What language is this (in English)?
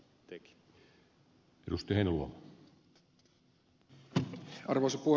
Finnish